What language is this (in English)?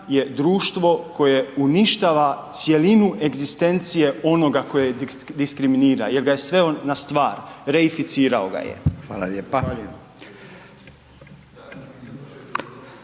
Croatian